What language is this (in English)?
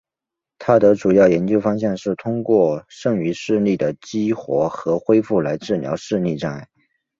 Chinese